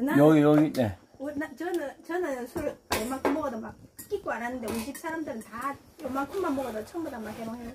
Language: Korean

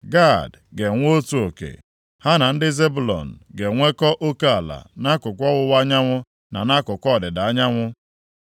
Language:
Igbo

